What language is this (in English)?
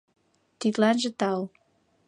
Mari